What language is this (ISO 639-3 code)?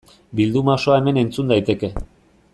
eus